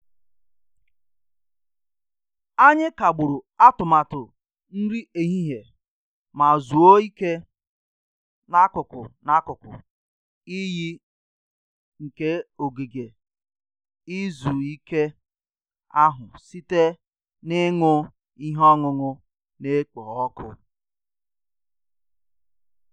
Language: Igbo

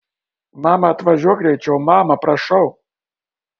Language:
Lithuanian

